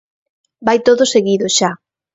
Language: Galician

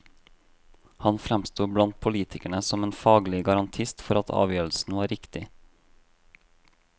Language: Norwegian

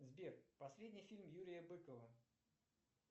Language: Russian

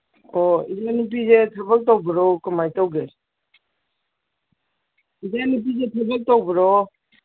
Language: Manipuri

